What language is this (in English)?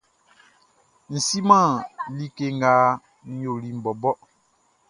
Baoulé